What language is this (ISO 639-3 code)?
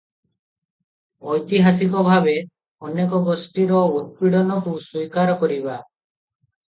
ori